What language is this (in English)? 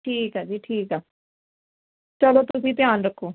Punjabi